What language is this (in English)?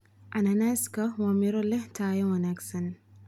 Somali